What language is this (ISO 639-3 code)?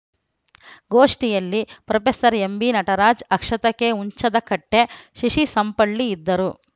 kan